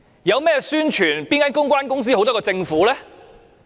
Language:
Cantonese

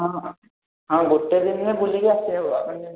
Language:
Odia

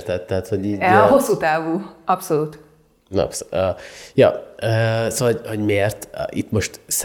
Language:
Hungarian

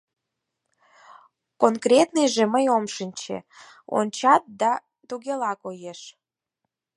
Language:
Mari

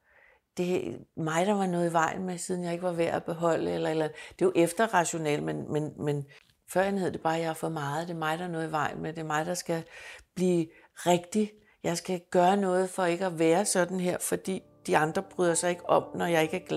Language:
Danish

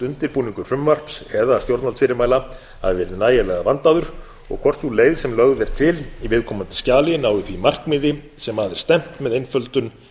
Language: Icelandic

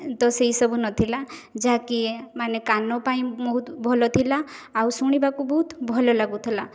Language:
Odia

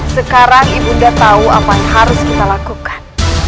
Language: Indonesian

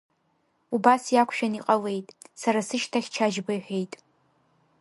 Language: Abkhazian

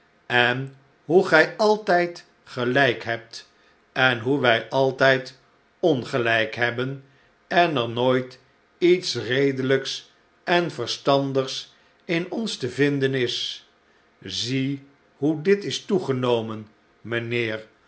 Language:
Dutch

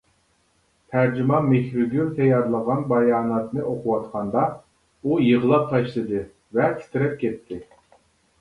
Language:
Uyghur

